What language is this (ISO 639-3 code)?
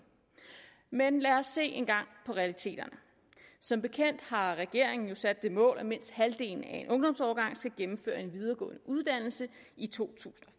dan